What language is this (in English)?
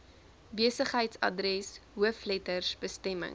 Afrikaans